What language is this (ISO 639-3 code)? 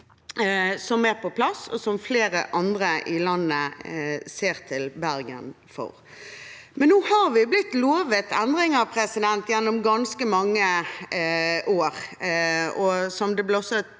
nor